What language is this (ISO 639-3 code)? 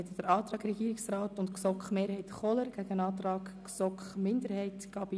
gsw